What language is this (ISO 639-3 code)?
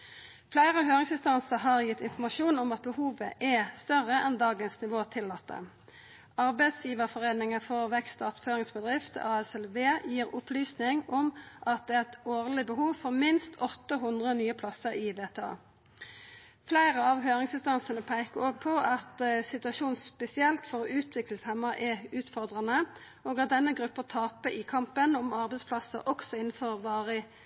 nno